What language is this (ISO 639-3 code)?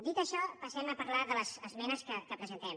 cat